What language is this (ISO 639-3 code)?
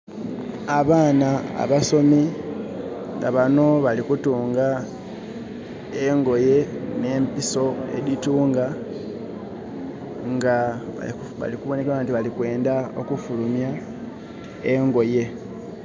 xog